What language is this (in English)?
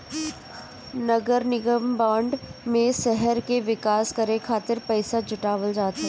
Bhojpuri